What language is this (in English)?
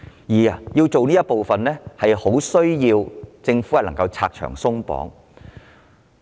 Cantonese